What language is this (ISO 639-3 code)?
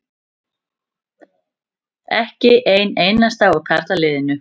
isl